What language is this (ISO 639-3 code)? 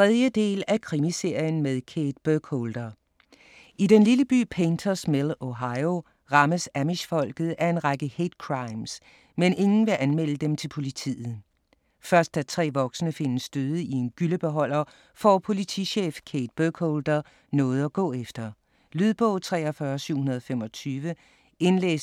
dan